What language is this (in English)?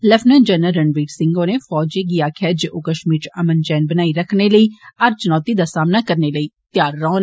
Dogri